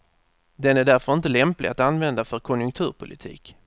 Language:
Swedish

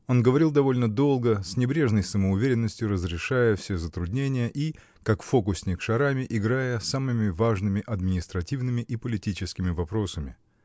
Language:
Russian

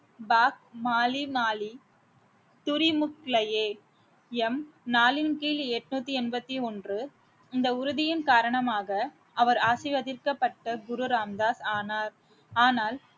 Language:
Tamil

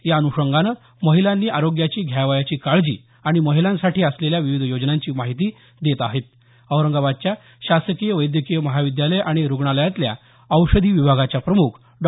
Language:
Marathi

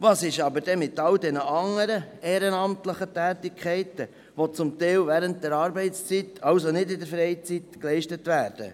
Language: Swiss German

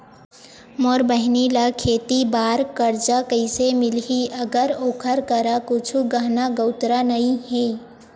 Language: Chhattisgarhi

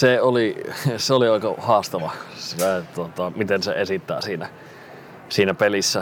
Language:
Finnish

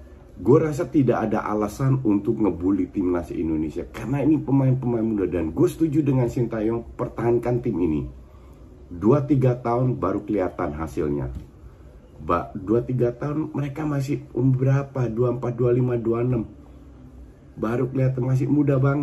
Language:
Indonesian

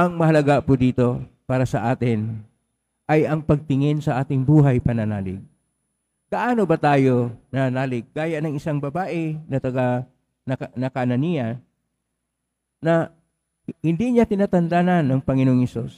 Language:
Filipino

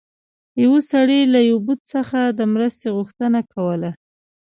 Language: Pashto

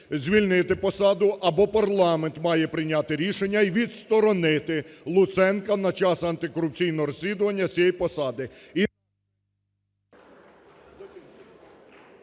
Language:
Ukrainian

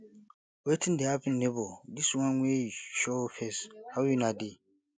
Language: Nigerian Pidgin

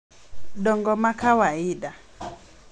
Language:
Luo (Kenya and Tanzania)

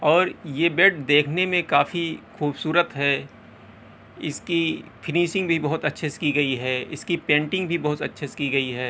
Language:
Urdu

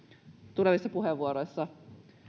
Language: Finnish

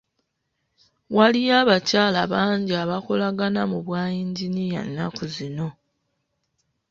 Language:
Ganda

